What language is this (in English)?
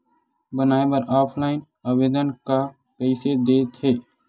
Chhattisgarhi